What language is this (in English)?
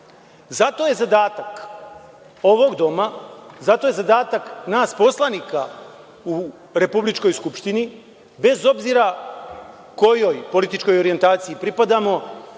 Serbian